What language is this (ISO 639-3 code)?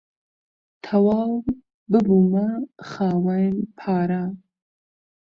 ckb